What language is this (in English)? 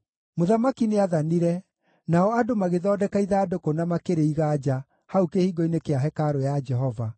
Kikuyu